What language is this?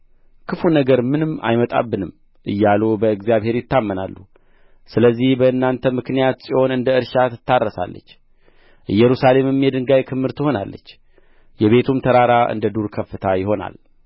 Amharic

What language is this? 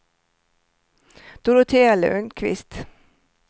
Swedish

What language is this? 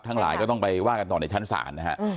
Thai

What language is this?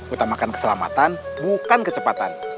Indonesian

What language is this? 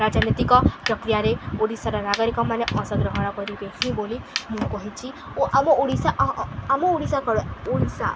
Odia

